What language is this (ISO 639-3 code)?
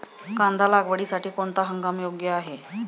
mar